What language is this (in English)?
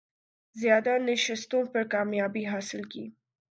Urdu